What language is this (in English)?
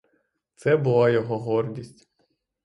Ukrainian